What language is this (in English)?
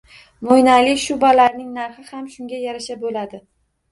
Uzbek